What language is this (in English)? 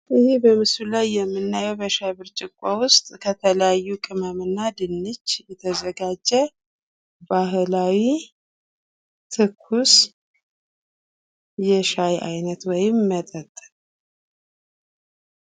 Amharic